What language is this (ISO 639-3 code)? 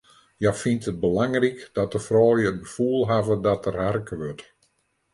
fry